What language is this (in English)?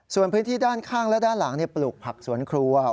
Thai